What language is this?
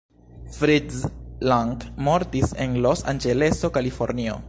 Esperanto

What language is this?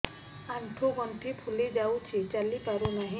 Odia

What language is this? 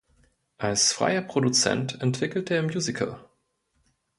German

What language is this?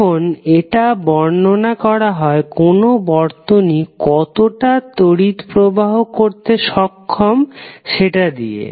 Bangla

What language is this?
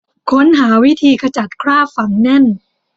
Thai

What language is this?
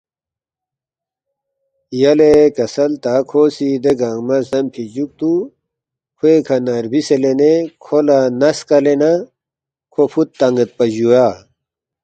Balti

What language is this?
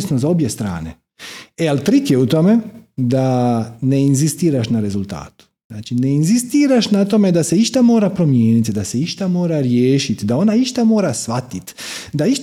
Croatian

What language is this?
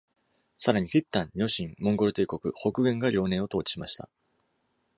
Japanese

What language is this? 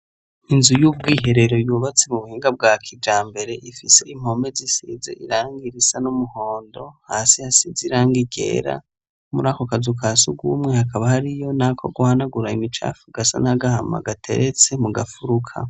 Rundi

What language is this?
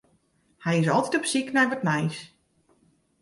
Western Frisian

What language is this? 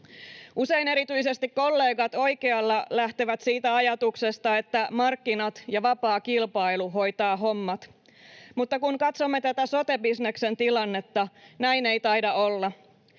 Finnish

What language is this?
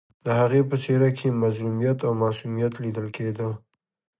Pashto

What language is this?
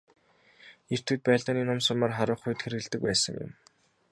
Mongolian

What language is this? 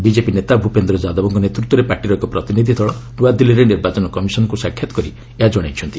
Odia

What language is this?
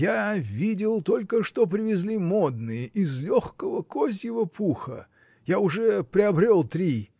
Russian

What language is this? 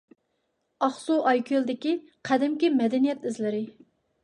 Uyghur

